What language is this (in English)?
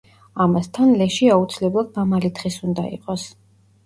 Georgian